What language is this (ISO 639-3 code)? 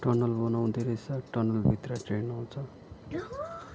nep